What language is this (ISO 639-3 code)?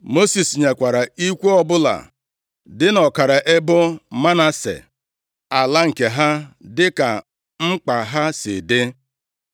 ibo